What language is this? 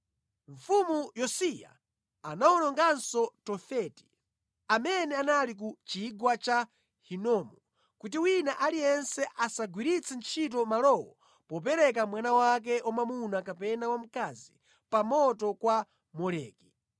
Nyanja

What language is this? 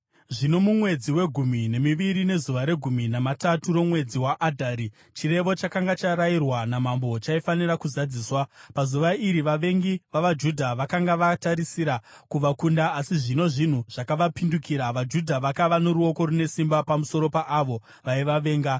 Shona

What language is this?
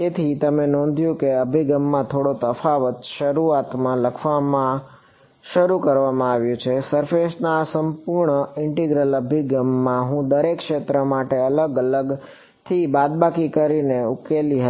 Gujarati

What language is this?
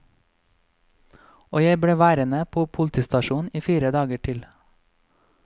Norwegian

